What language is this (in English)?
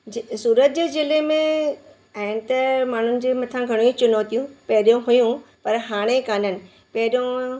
Sindhi